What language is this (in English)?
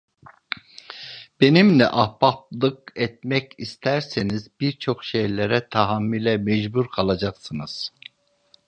Turkish